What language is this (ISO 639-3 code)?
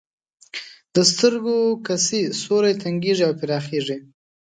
pus